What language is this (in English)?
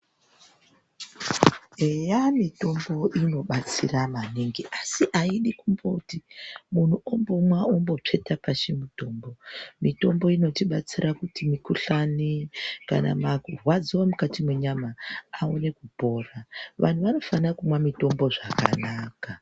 Ndau